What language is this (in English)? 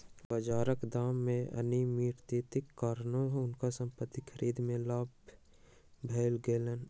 Maithili